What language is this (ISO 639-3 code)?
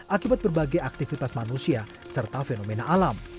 ind